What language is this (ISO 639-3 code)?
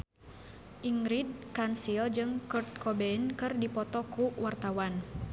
sun